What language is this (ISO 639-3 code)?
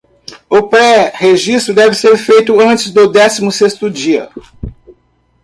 por